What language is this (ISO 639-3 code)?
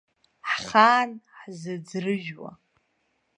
abk